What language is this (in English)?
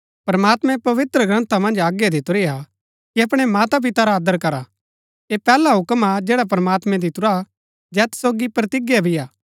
Gaddi